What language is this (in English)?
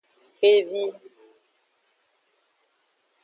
Aja (Benin)